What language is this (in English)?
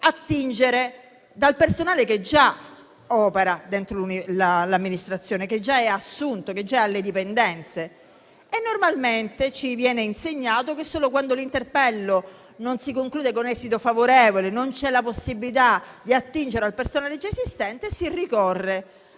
Italian